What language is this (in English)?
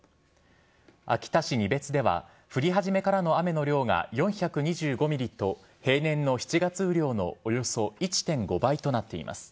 Japanese